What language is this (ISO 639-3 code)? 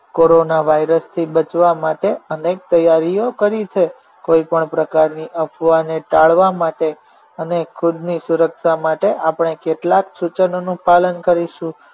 guj